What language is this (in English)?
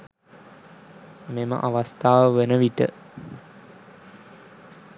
Sinhala